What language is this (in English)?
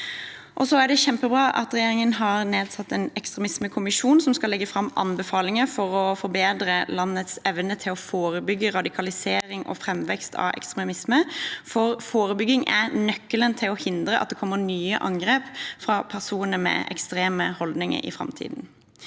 Norwegian